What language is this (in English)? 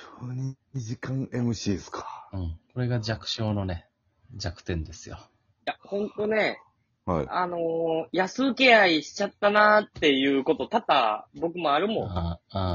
Japanese